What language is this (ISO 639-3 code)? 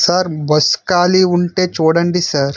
tel